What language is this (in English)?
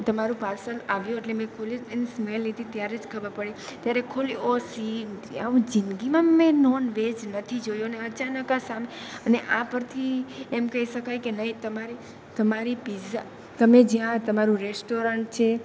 Gujarati